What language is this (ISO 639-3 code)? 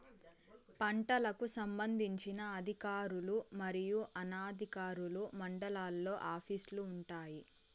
tel